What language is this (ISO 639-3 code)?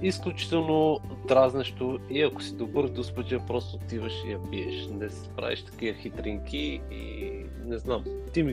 bul